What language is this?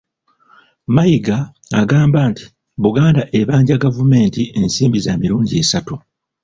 Ganda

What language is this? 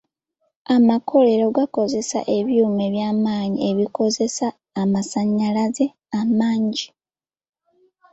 Ganda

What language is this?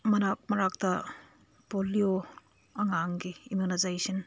Manipuri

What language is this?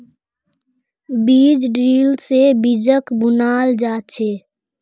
Magahi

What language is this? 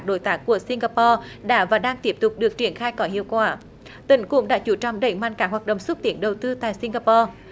Vietnamese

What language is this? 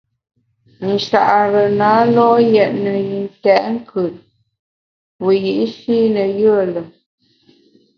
Bamun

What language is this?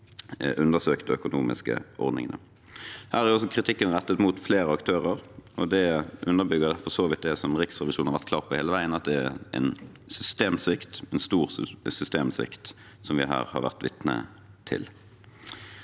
Norwegian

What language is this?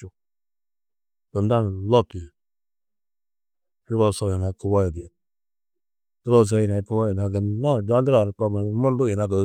Tedaga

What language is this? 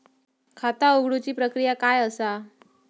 Marathi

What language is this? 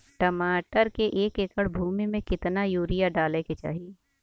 Bhojpuri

